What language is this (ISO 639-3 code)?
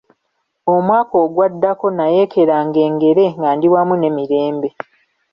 lug